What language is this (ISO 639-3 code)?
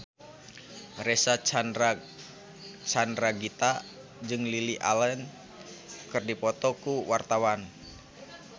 sun